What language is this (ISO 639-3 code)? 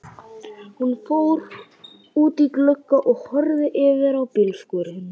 isl